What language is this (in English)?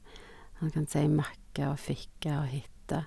Norwegian